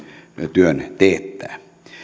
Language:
Finnish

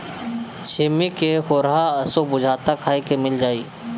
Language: Bhojpuri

